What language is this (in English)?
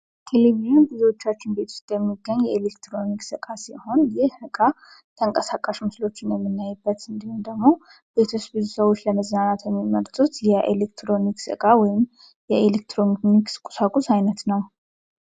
Amharic